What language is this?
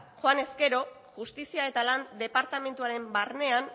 Basque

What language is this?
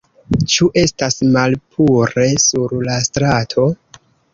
Esperanto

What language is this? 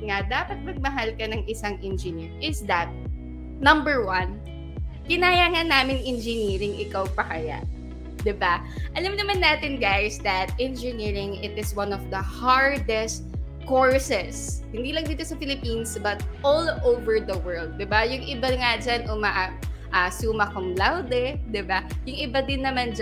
Filipino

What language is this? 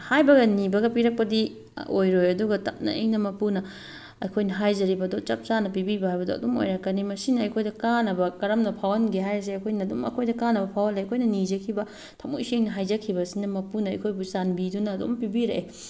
Manipuri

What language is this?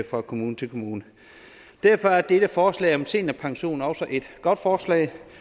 Danish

